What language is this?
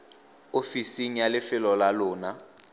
Tswana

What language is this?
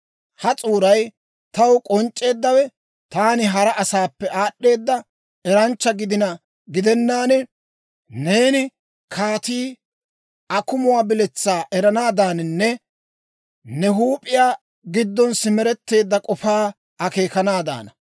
Dawro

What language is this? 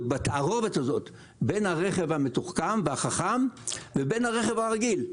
Hebrew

